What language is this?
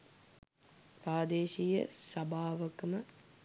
Sinhala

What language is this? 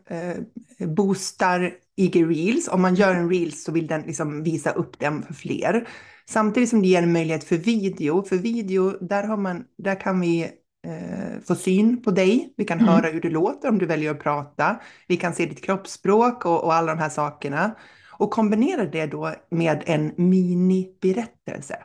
Swedish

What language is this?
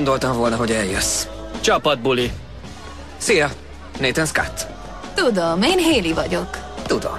Hungarian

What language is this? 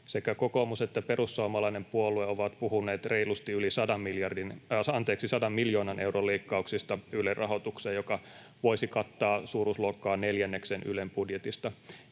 Finnish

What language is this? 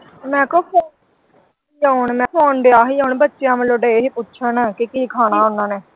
Punjabi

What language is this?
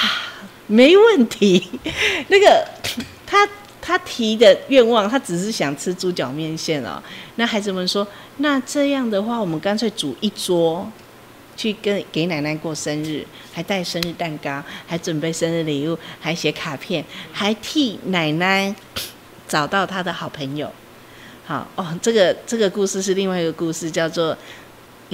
Chinese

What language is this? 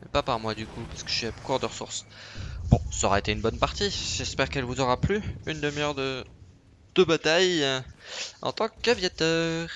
French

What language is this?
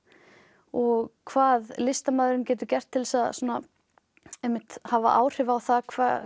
Icelandic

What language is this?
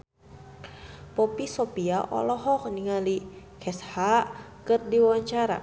Sundanese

